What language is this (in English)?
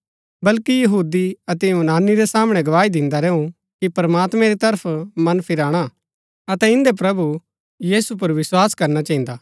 Gaddi